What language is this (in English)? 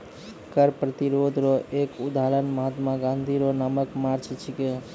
Maithili